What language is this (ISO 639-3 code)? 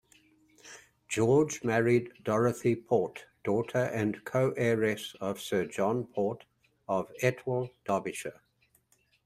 eng